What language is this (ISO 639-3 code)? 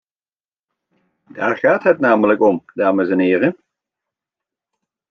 nld